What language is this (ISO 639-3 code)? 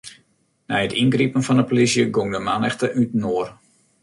fry